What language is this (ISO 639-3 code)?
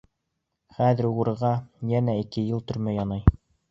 bak